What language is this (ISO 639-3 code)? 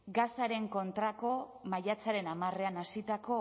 eus